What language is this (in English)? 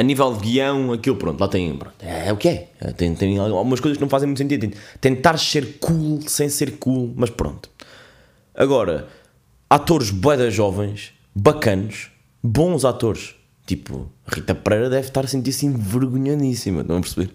Portuguese